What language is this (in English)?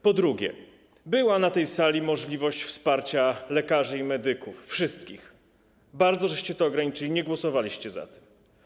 Polish